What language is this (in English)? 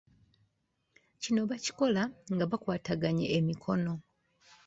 Ganda